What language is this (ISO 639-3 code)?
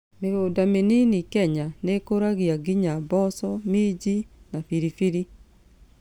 kik